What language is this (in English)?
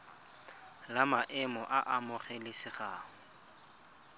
Tswana